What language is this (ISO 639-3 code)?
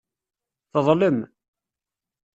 kab